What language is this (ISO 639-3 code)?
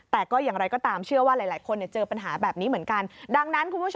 tha